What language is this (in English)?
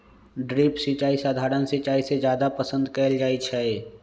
Magahi